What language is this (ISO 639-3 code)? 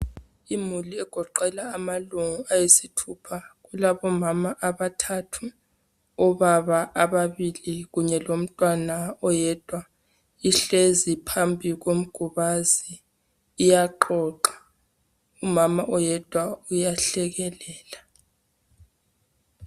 nde